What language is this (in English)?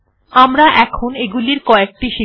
Bangla